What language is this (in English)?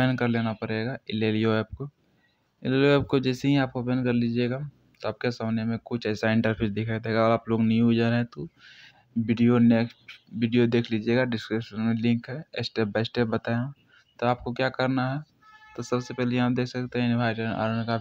Hindi